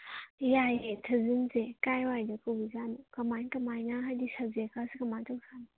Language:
Manipuri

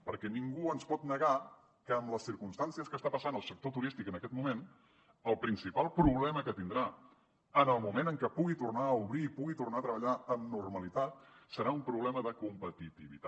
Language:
Catalan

